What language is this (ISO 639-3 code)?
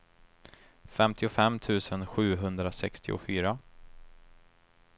swe